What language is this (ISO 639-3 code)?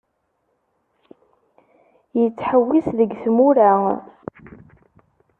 kab